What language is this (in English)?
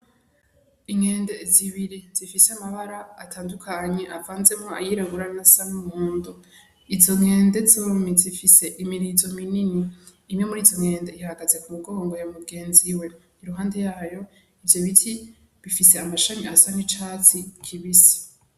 Rundi